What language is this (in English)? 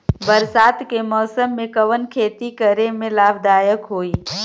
Bhojpuri